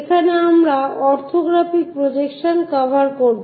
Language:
Bangla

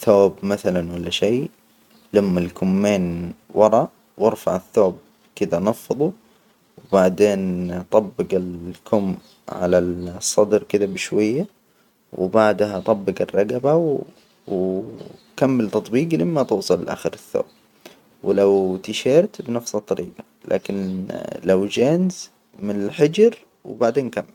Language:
Hijazi Arabic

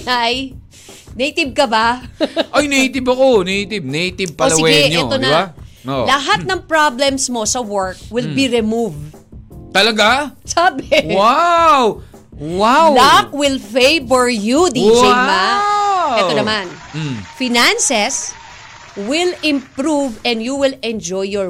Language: Filipino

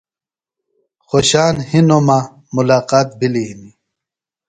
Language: Phalura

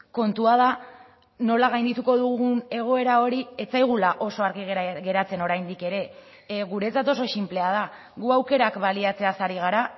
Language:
Basque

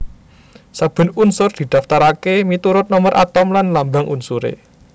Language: Javanese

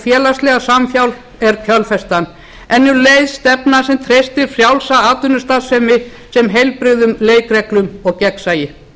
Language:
Icelandic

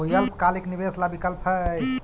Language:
Magahi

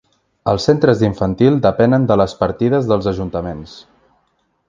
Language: Catalan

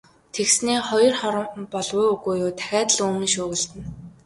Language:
Mongolian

